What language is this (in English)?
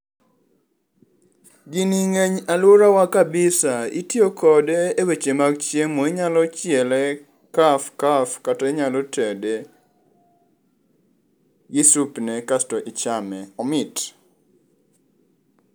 Luo (Kenya and Tanzania)